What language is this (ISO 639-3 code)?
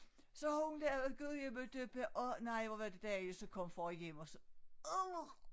dan